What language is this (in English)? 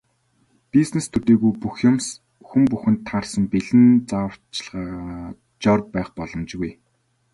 Mongolian